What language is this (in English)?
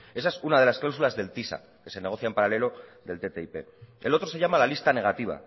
Spanish